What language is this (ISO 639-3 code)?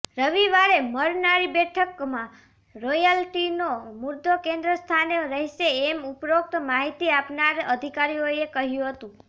guj